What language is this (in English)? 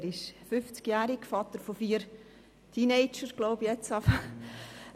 Swiss German